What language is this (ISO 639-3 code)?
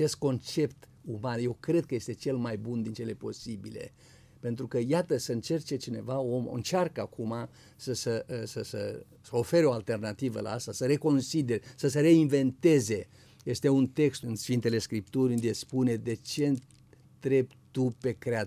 ron